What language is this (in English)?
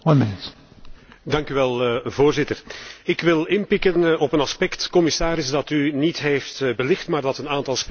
Dutch